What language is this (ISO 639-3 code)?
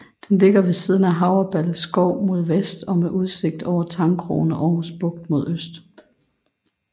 dan